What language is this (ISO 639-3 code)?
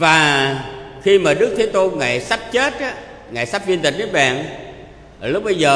vie